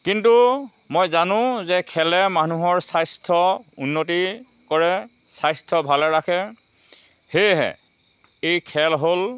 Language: Assamese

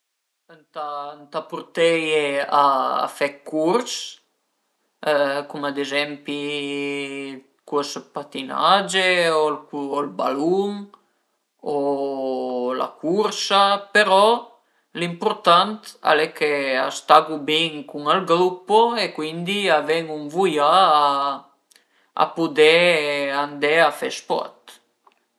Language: Piedmontese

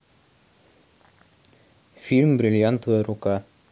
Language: Russian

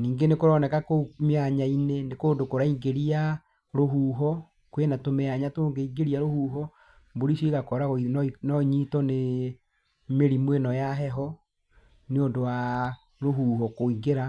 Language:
Kikuyu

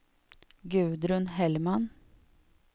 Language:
Swedish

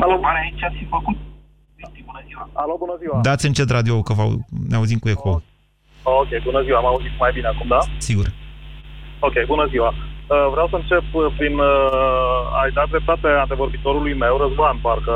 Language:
Romanian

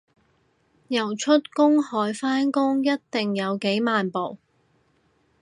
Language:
Cantonese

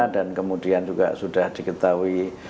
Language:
Indonesian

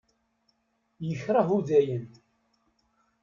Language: Kabyle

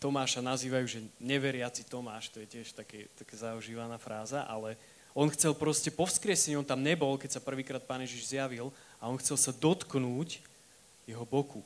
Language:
Slovak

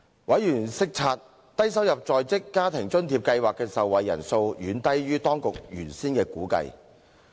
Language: Cantonese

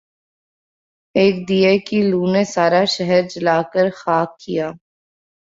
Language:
Urdu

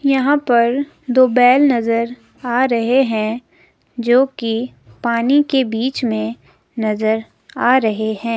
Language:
Hindi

